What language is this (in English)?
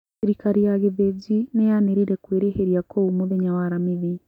Kikuyu